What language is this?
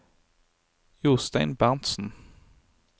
Norwegian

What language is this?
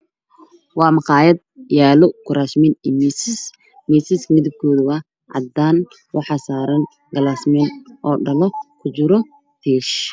Somali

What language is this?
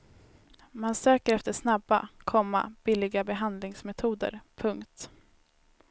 Swedish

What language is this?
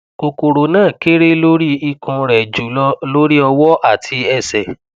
Yoruba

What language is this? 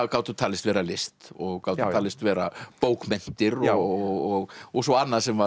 Icelandic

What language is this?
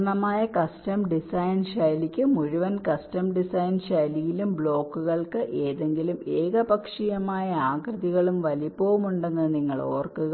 Malayalam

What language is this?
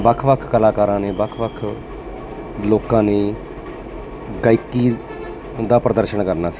Punjabi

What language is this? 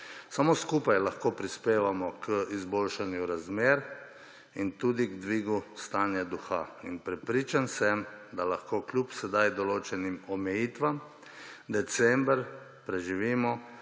Slovenian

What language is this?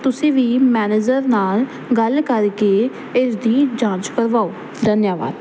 Punjabi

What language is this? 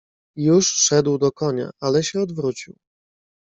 Polish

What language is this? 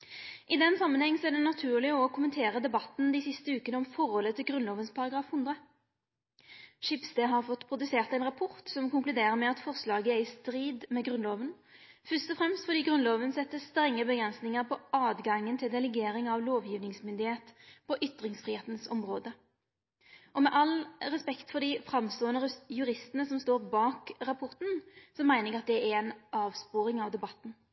Norwegian Nynorsk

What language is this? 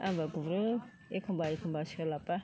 Bodo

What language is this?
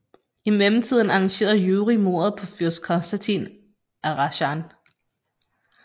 Danish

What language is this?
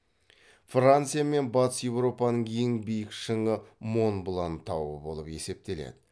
Kazakh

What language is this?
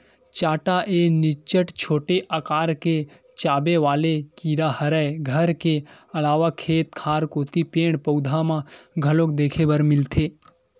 Chhattisgarhi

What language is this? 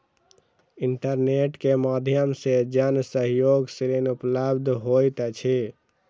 Maithili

